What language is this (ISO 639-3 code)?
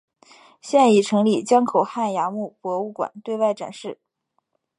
zho